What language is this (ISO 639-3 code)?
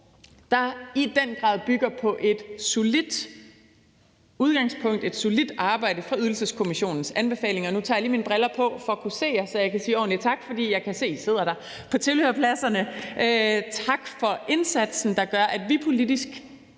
dan